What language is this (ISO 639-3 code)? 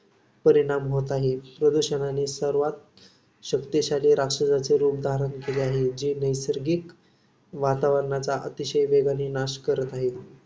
mar